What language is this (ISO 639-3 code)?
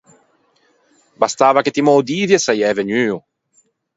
lij